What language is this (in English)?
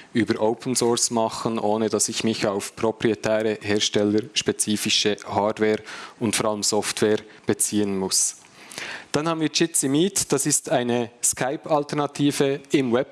German